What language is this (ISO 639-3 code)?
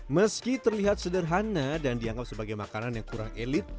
ind